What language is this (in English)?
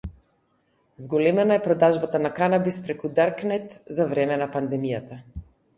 Macedonian